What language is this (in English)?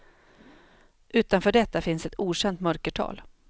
Swedish